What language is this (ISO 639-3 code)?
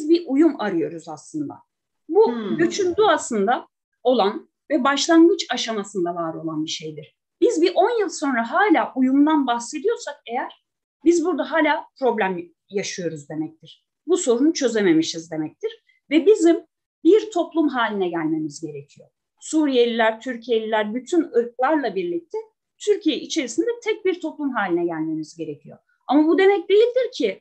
tur